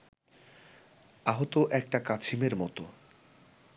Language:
Bangla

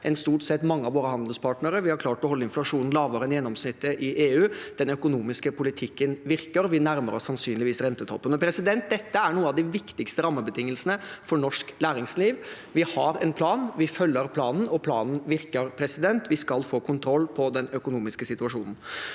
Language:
Norwegian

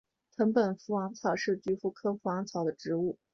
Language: Chinese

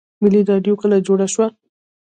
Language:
Pashto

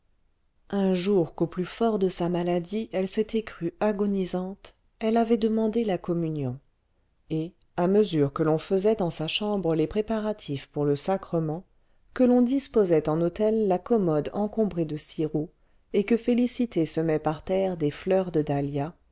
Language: French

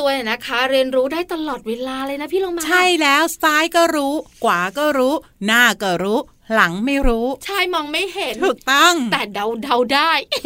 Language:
Thai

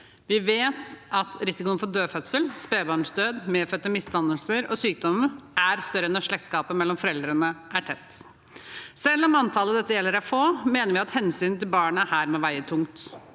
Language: Norwegian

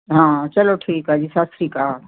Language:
Punjabi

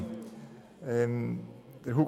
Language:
Swiss German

